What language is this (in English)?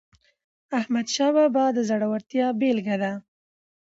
Pashto